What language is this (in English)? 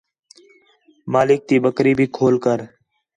Khetrani